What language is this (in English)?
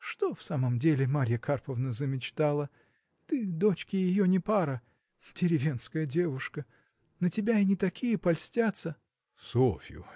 Russian